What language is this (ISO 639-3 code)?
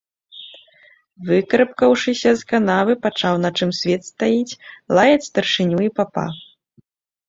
bel